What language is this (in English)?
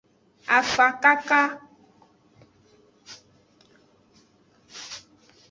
Aja (Benin)